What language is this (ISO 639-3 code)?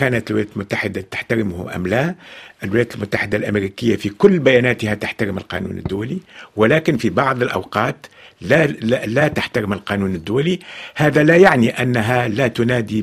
ara